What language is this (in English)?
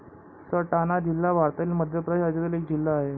Marathi